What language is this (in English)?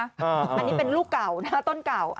Thai